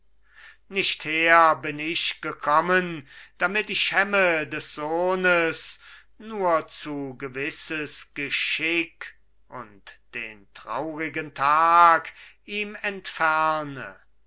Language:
German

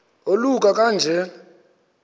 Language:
Xhosa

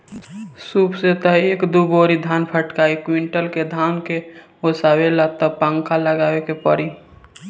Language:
Bhojpuri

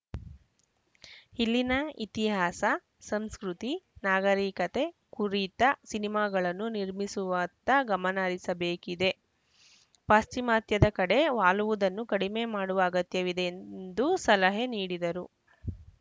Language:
Kannada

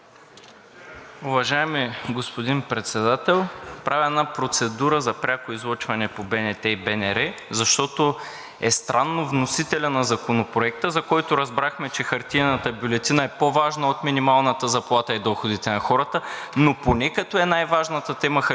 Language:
Bulgarian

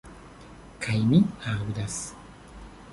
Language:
Esperanto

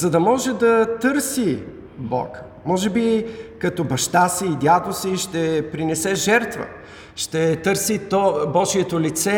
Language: Bulgarian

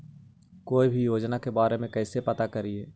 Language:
Magahi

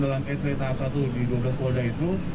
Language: Indonesian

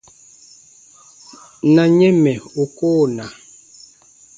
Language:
Baatonum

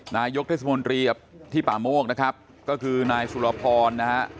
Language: Thai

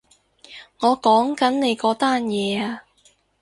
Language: Cantonese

